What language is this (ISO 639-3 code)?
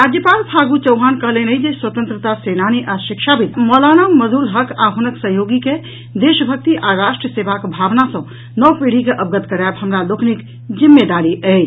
mai